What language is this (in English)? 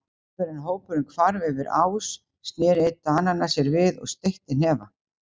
Icelandic